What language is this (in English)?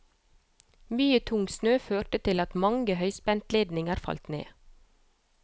Norwegian